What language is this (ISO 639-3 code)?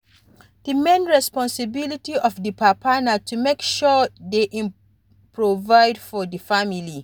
pcm